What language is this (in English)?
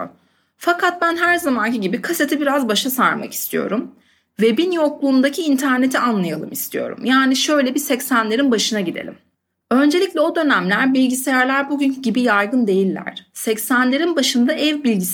Turkish